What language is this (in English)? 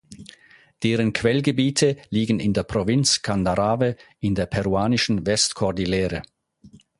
German